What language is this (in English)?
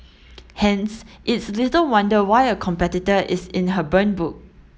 English